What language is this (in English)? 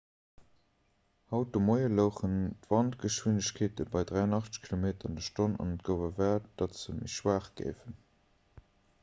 Luxembourgish